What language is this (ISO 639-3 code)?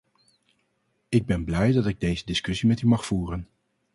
nld